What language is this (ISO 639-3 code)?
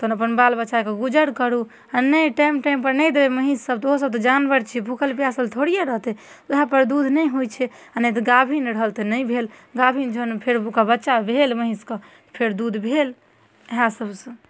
mai